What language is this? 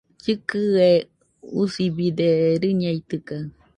Nüpode Huitoto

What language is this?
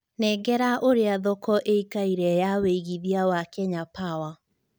Kikuyu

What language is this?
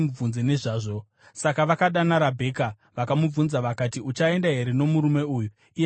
Shona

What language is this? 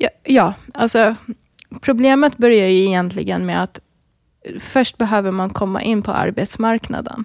Swedish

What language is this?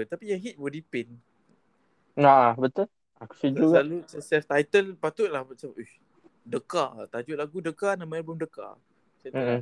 Malay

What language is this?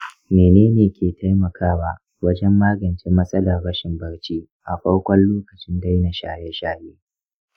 Hausa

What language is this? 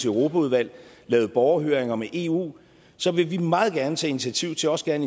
Danish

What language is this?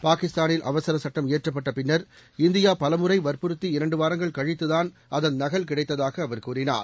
Tamil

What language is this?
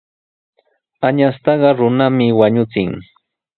Sihuas Ancash Quechua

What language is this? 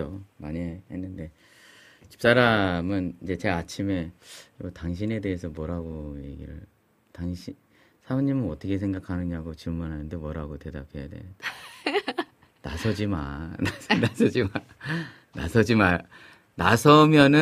Korean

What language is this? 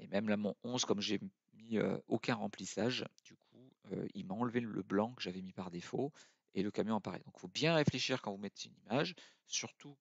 French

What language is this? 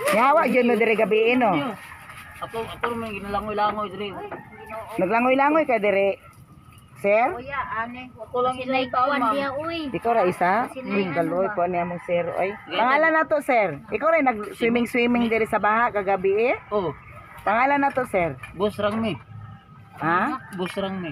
Filipino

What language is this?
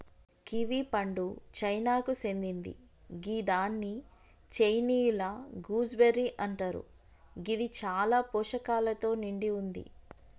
Telugu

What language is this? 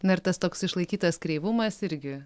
Lithuanian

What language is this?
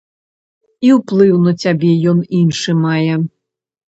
Belarusian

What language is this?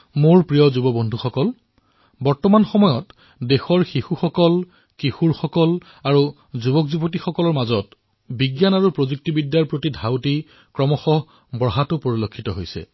Assamese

